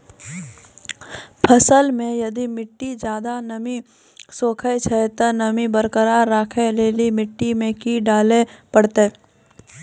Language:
Maithili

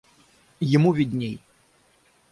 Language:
Russian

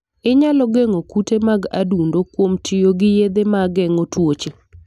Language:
Luo (Kenya and Tanzania)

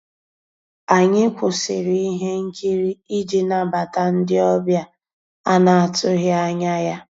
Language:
Igbo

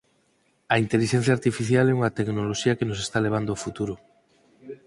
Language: Galician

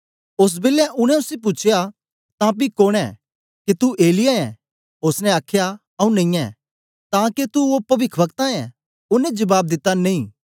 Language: Dogri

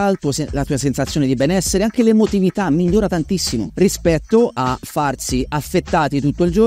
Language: Italian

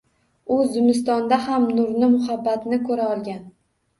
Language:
Uzbek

